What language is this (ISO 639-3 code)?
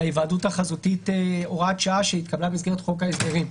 heb